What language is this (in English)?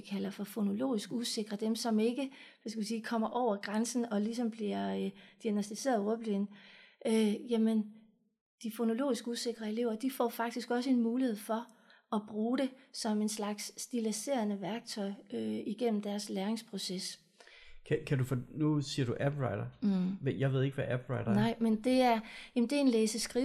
Danish